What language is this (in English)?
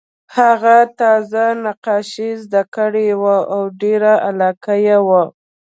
Pashto